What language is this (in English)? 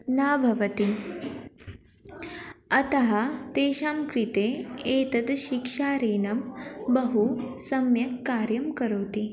Sanskrit